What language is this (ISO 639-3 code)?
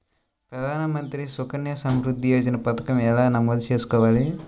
tel